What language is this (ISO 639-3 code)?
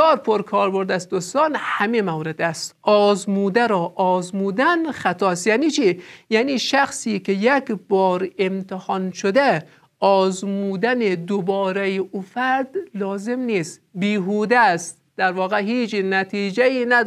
fas